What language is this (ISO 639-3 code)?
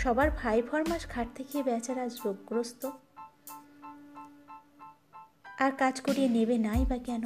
ben